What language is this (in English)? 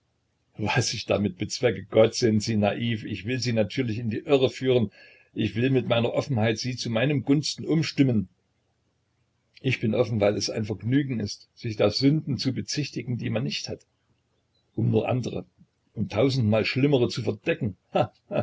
German